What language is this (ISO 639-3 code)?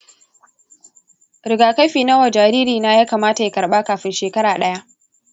hau